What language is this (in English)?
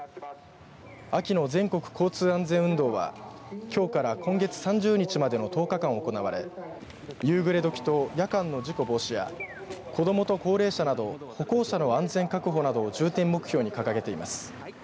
Japanese